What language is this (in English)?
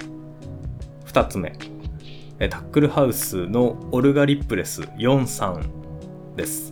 Japanese